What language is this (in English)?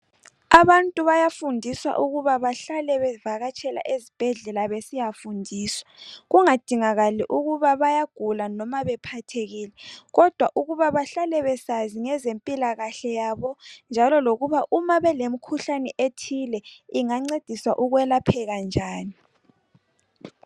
North Ndebele